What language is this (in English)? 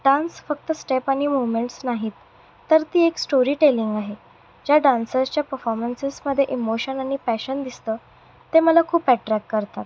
Marathi